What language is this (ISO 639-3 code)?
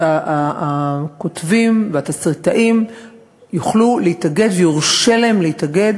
heb